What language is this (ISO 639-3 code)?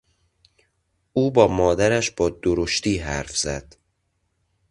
fas